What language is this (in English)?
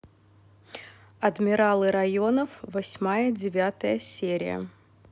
Russian